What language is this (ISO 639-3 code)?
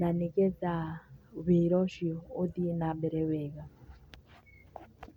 kik